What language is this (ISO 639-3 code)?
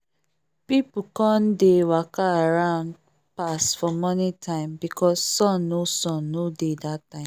pcm